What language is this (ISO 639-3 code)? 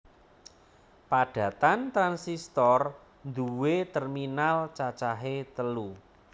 jav